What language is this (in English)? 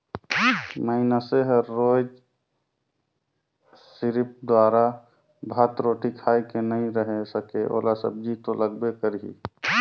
Chhattisgarhi